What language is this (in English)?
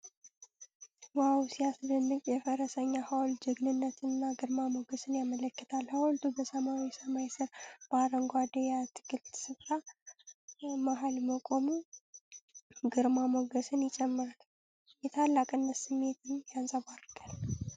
Amharic